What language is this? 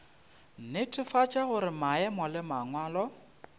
Northern Sotho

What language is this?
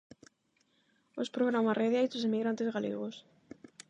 Galician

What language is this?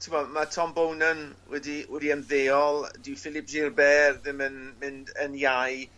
Welsh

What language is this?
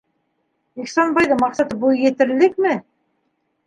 Bashkir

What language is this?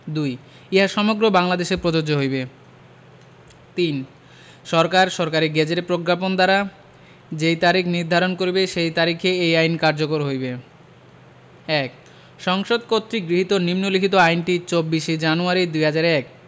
Bangla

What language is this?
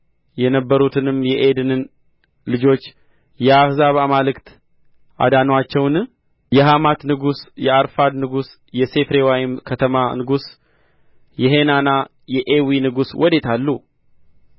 Amharic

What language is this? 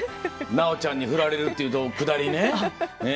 Japanese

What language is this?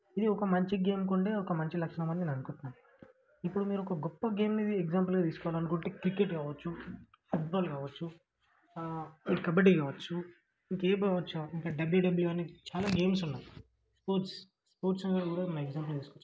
Telugu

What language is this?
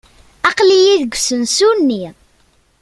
Kabyle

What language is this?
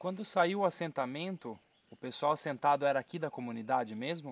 Portuguese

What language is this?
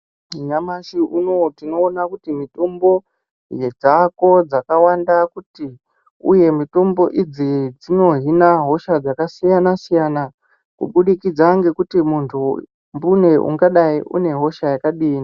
Ndau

